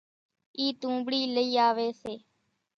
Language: Kachi Koli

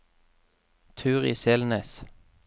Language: Norwegian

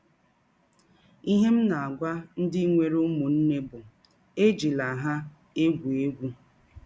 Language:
Igbo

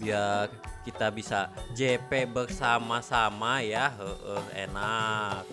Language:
Indonesian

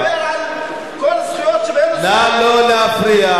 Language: Hebrew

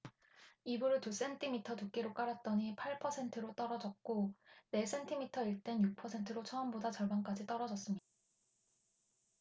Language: Korean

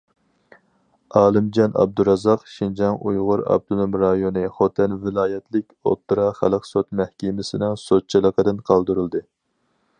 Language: Uyghur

